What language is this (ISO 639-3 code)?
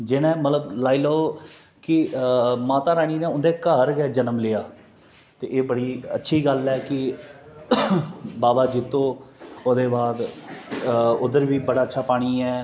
doi